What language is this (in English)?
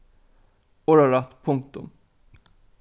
Faroese